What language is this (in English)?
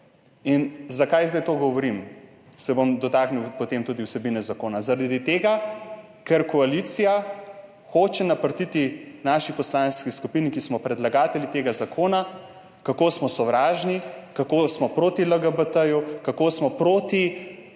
Slovenian